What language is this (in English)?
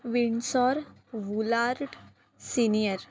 Marathi